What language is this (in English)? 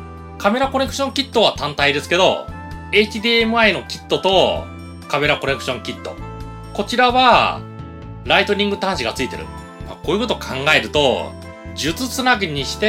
Japanese